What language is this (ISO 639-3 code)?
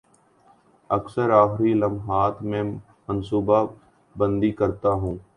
urd